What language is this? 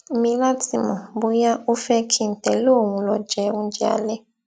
Yoruba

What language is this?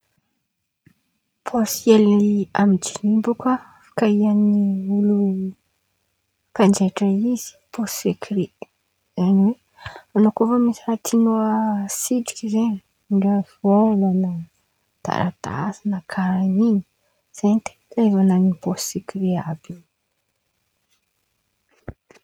Antankarana Malagasy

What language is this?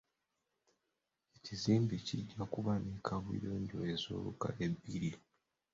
Ganda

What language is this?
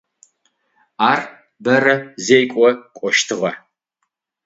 Adyghe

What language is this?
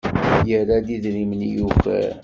Kabyle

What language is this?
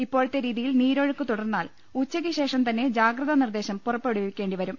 Malayalam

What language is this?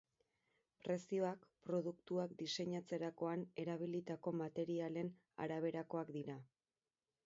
Basque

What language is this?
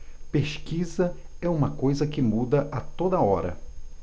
Portuguese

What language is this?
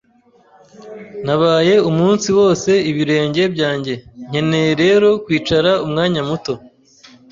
Kinyarwanda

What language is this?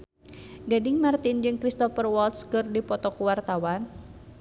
Sundanese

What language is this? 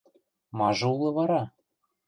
Western Mari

